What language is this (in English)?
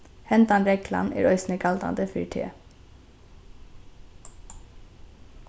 Faroese